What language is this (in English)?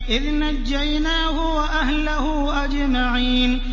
Arabic